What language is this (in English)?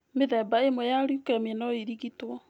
Kikuyu